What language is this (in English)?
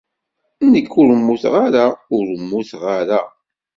Kabyle